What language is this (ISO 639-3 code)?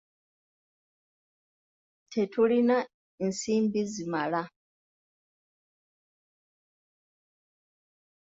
lug